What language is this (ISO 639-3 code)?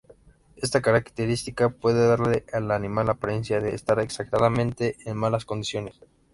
spa